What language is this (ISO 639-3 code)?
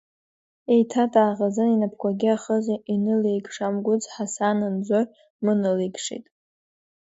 abk